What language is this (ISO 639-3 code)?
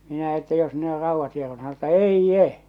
fin